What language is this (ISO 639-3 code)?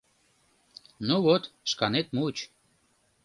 chm